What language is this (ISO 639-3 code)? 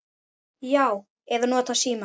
isl